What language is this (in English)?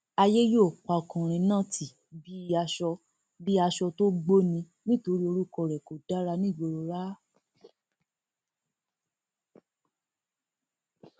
Yoruba